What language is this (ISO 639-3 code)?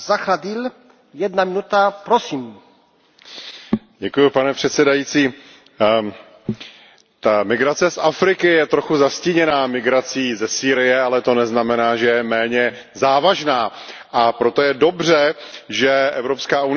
ces